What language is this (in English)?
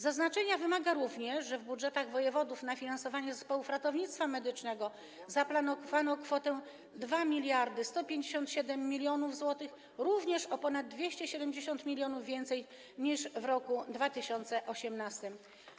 Polish